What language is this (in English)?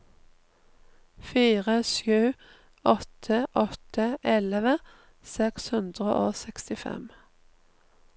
Norwegian